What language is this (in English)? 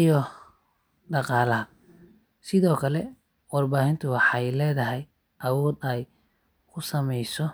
Somali